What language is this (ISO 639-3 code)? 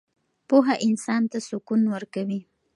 pus